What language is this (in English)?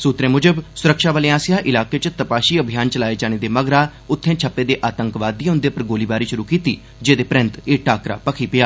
Dogri